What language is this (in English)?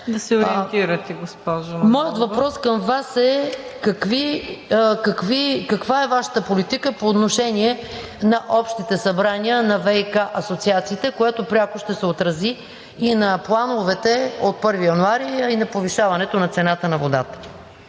Bulgarian